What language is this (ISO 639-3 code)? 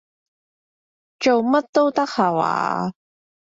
yue